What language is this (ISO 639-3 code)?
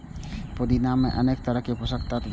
mai